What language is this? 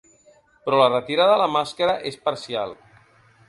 Catalan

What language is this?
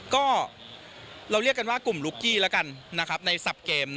Thai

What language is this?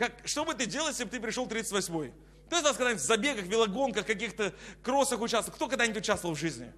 Russian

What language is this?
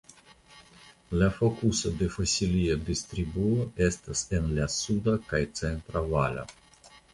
Esperanto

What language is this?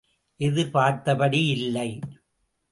Tamil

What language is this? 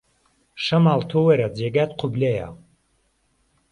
Central Kurdish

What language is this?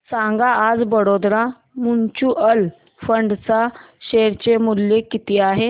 Marathi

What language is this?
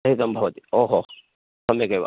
Sanskrit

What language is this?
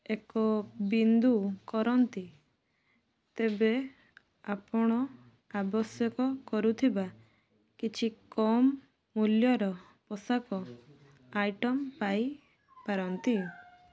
Odia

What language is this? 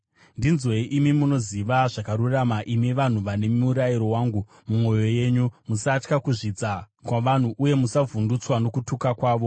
Shona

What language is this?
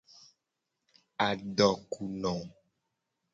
Gen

